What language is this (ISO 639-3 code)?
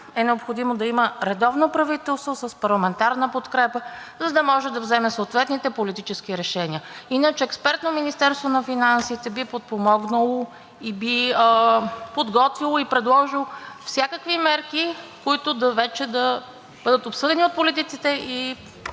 bul